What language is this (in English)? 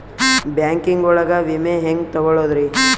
Kannada